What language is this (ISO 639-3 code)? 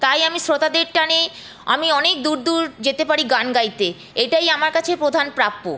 ben